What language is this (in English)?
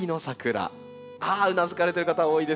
Japanese